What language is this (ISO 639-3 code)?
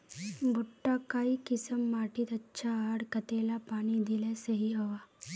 mag